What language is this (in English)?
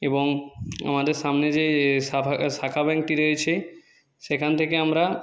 Bangla